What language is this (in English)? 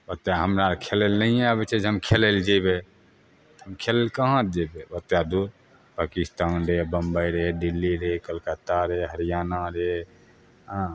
Maithili